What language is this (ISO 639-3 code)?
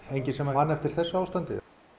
isl